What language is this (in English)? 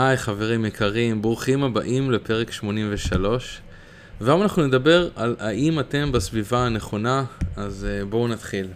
Hebrew